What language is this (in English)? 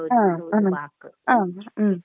Malayalam